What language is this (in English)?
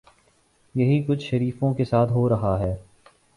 Urdu